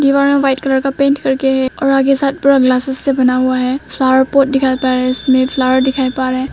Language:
Hindi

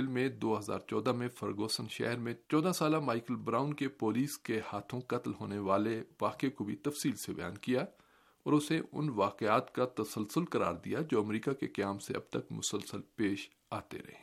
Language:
Urdu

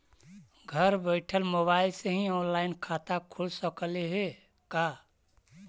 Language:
Magahi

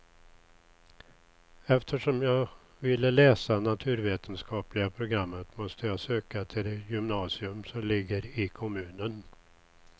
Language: Swedish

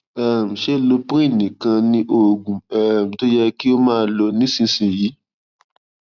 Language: Yoruba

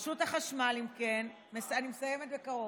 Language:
Hebrew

